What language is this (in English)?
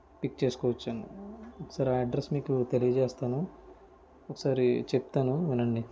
Telugu